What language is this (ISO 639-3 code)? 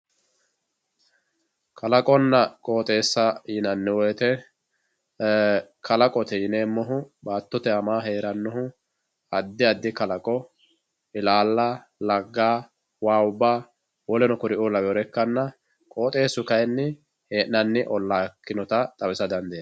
sid